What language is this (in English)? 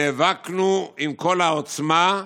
Hebrew